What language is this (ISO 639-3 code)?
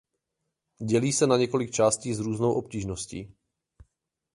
ces